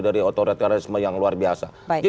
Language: Indonesian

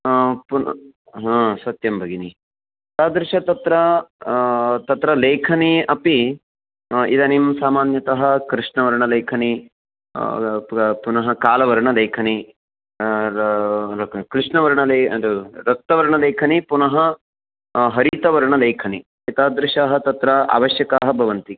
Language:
Sanskrit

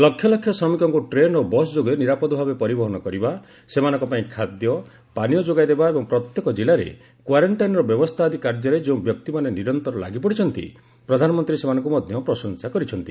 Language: Odia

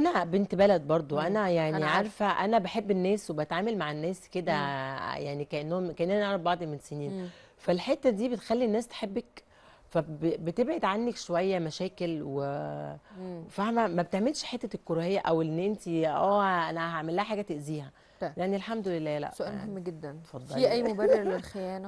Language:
Arabic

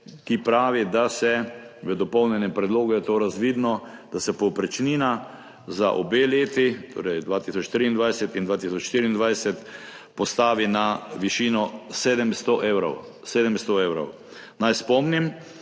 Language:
Slovenian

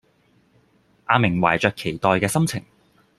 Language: Cantonese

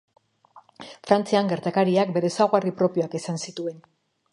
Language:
Basque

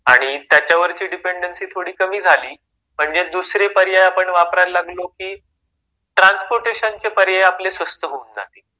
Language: Marathi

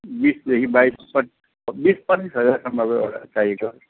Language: Nepali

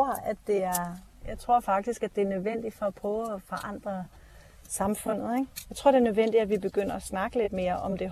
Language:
Danish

